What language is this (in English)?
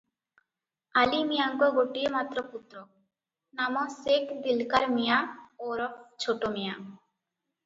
Odia